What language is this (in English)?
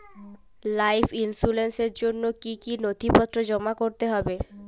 Bangla